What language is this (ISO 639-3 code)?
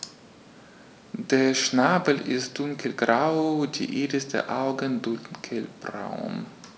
deu